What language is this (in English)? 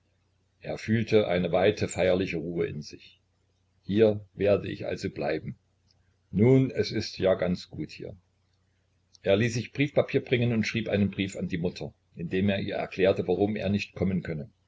German